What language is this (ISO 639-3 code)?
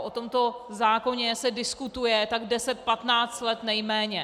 ces